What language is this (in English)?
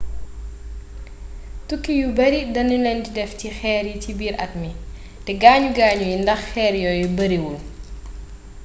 Wolof